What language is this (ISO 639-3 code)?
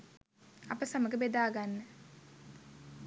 sin